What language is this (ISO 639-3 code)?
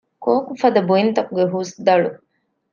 div